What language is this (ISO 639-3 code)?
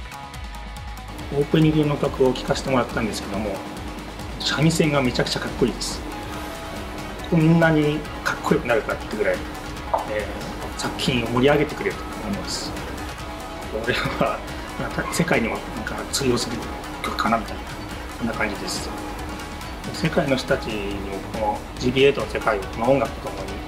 jpn